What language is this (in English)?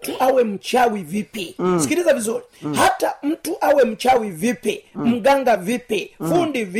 Swahili